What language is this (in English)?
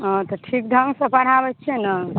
Maithili